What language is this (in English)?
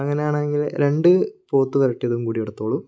Malayalam